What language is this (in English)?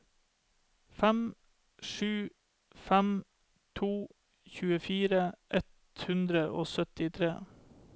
Norwegian